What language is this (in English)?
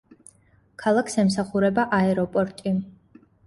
Georgian